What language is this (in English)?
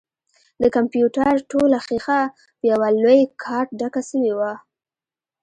Pashto